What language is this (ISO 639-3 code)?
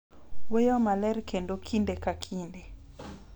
luo